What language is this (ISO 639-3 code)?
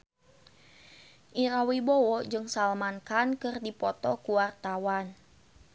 sun